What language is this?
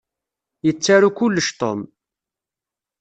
Kabyle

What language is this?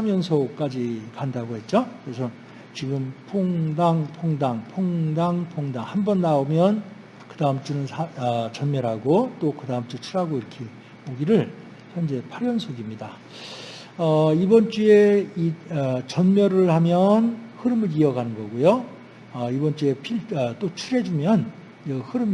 Korean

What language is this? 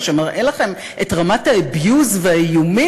Hebrew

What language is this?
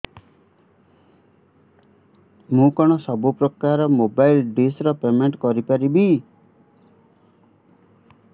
Odia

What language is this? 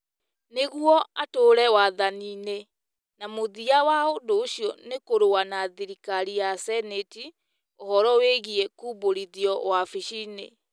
Kikuyu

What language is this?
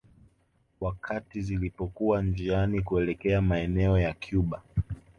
Swahili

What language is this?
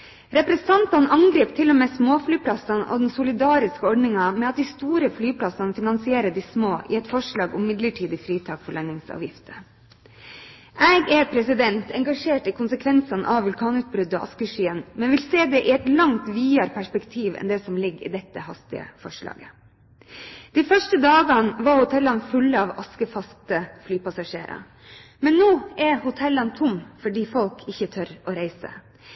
Norwegian Bokmål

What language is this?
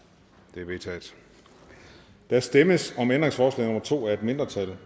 Danish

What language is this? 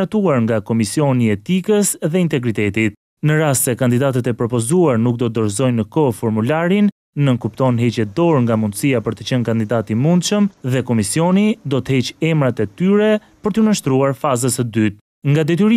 Romanian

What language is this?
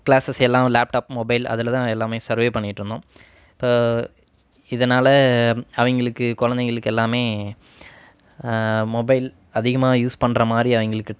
Tamil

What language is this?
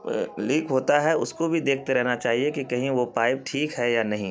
Urdu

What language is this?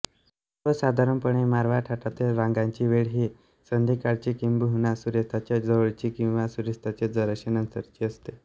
Marathi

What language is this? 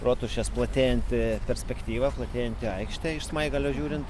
Lithuanian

